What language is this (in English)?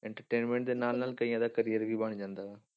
Punjabi